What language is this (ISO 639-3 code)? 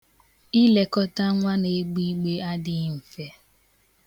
ibo